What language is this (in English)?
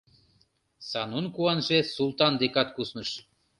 Mari